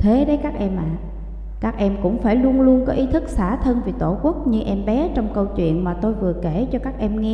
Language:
Vietnamese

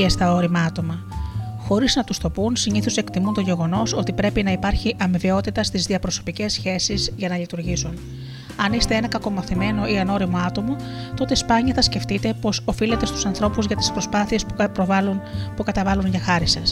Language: Greek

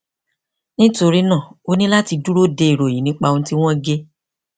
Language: Yoruba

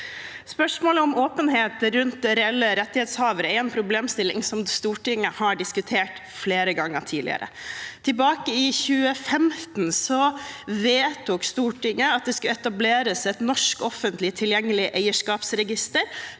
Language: Norwegian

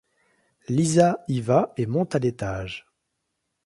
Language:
French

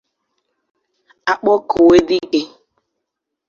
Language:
Igbo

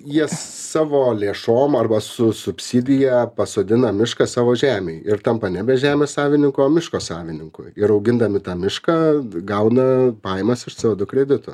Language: Lithuanian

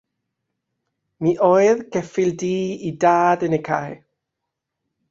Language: Welsh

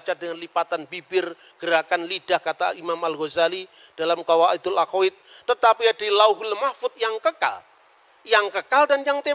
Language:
Indonesian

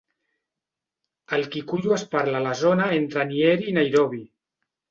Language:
Catalan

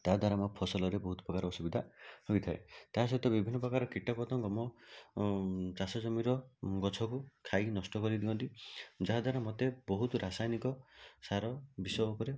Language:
Odia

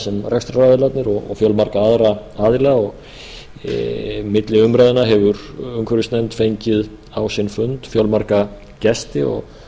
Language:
Icelandic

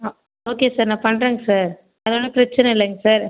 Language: Tamil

